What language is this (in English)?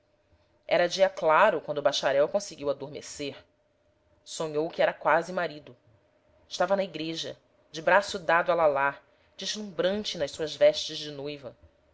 Portuguese